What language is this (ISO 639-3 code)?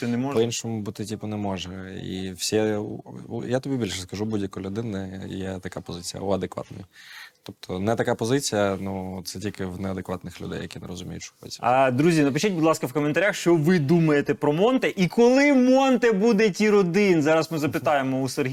ukr